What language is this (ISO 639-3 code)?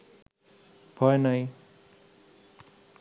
ben